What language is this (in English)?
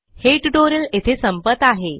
Marathi